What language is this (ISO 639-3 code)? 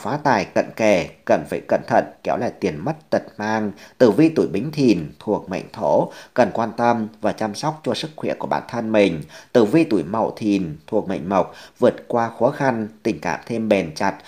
vie